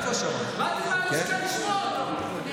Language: Hebrew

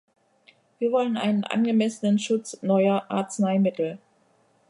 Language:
German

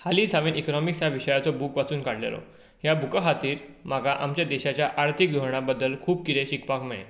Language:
Konkani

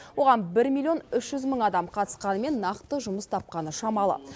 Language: Kazakh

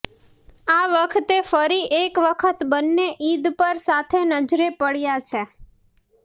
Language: Gujarati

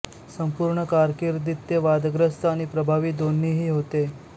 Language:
Marathi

